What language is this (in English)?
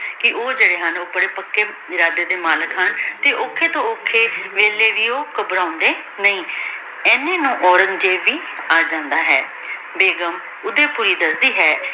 Punjabi